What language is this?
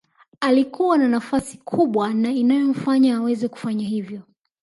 Swahili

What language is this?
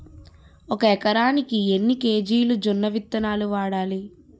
Telugu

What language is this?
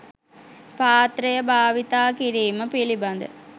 Sinhala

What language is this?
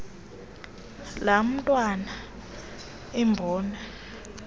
Xhosa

